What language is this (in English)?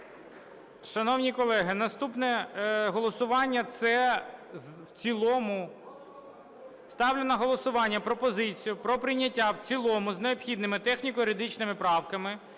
Ukrainian